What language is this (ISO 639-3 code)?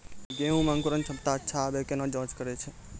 mai